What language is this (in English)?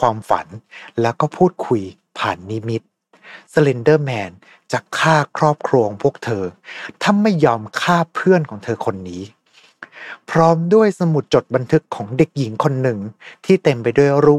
Thai